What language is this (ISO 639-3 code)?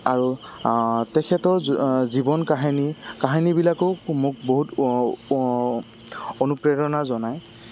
asm